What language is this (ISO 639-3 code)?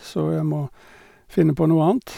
nor